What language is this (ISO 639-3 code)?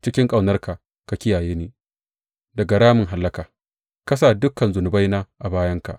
hau